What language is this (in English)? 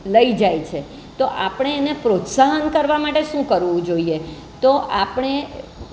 Gujarati